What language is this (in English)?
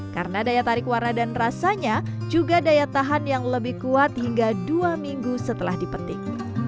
Indonesian